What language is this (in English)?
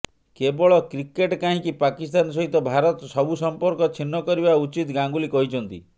Odia